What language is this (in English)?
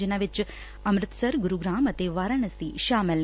Punjabi